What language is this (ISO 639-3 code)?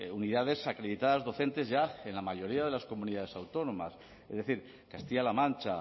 spa